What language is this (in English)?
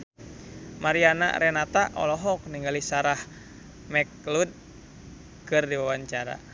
Sundanese